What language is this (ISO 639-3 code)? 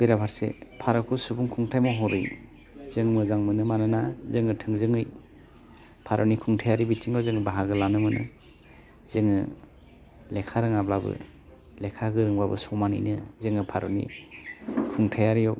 brx